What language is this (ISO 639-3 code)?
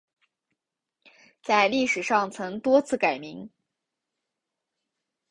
zho